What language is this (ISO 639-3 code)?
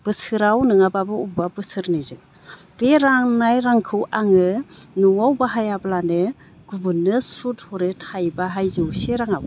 brx